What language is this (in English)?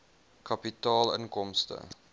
Afrikaans